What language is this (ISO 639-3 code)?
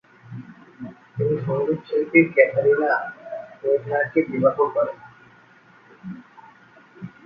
ben